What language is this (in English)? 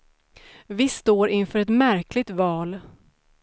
Swedish